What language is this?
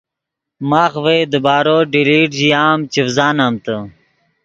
Yidgha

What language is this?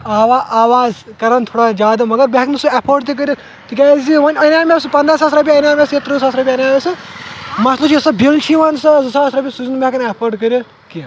Kashmiri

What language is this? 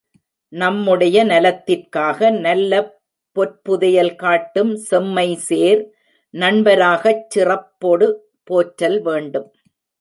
Tamil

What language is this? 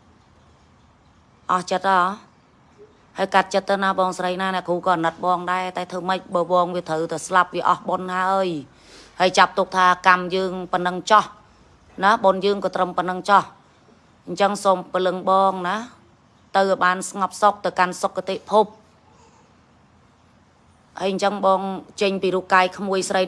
Vietnamese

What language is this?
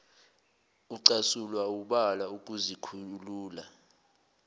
Zulu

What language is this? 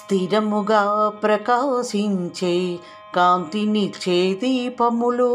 Telugu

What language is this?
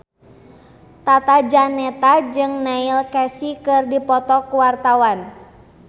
Sundanese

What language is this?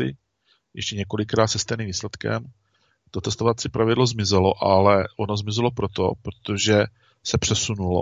Czech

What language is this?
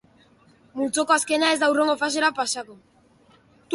Basque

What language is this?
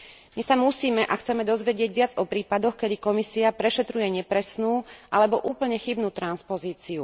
Slovak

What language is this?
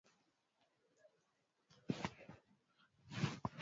Swahili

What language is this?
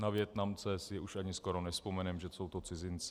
Czech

